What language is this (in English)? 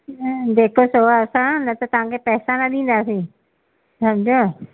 Sindhi